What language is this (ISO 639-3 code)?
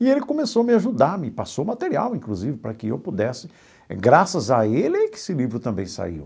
por